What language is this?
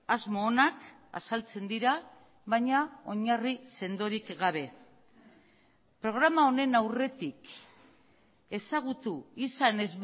Basque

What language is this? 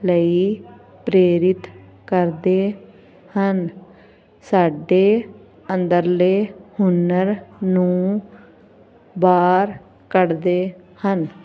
Punjabi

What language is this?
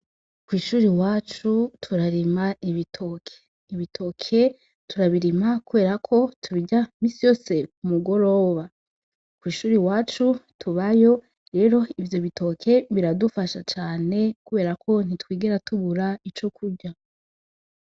Rundi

